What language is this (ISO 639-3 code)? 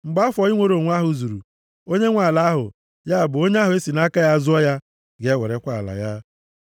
ibo